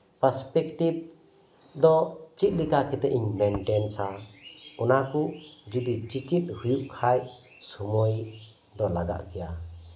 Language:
Santali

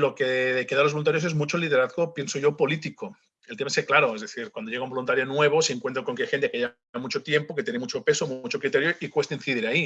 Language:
Spanish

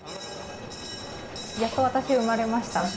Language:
Japanese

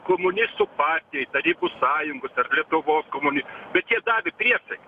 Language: Lithuanian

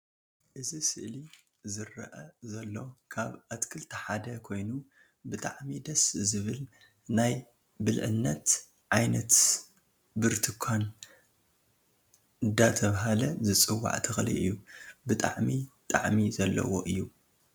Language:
Tigrinya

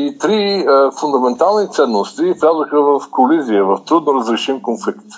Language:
Bulgarian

